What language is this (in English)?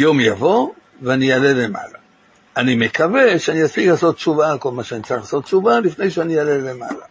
Hebrew